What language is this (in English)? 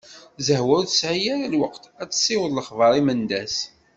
Kabyle